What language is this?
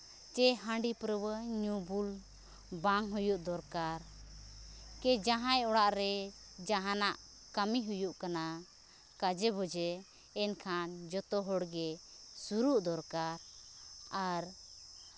Santali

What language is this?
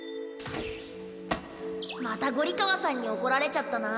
Japanese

